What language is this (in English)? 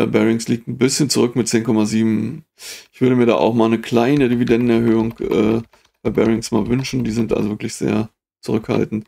German